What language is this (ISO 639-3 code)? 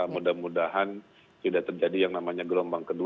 ind